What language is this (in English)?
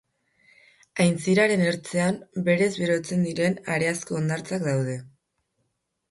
Basque